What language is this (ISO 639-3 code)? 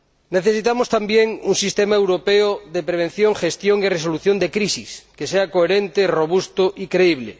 spa